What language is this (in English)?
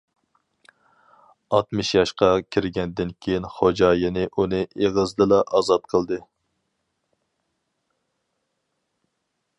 Uyghur